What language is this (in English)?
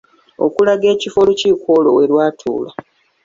Ganda